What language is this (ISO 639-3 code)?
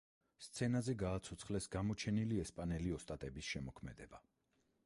kat